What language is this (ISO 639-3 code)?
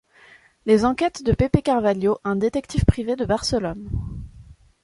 fra